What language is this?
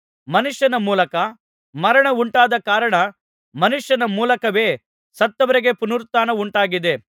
Kannada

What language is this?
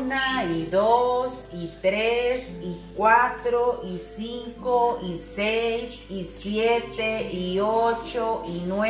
Spanish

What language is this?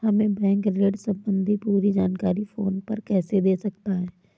Hindi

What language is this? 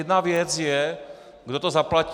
Czech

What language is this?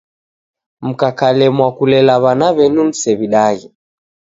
Taita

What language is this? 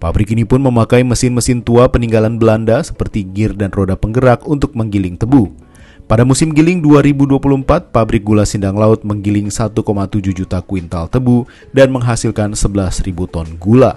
Indonesian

